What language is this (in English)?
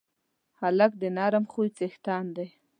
Pashto